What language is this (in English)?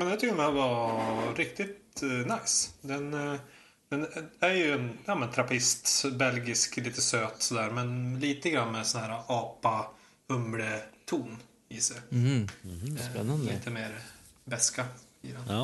Swedish